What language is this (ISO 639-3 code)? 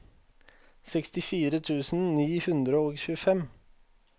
nor